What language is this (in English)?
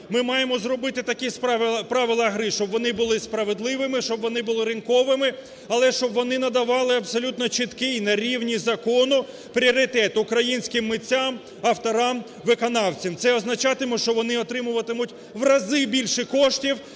Ukrainian